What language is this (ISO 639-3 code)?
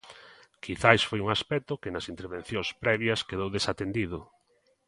glg